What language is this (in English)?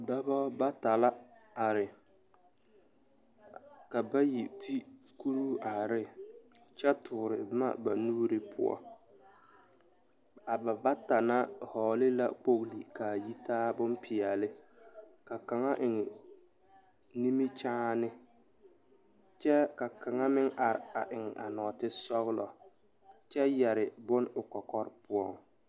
Southern Dagaare